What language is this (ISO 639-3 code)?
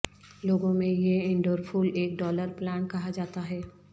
urd